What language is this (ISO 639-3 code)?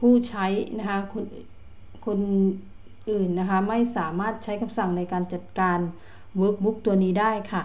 tha